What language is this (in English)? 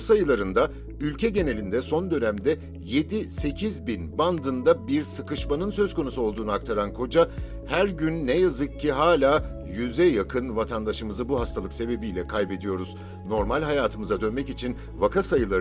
Turkish